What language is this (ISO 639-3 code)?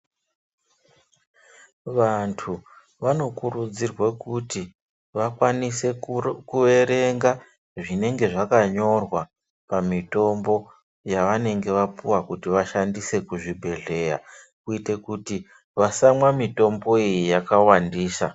ndc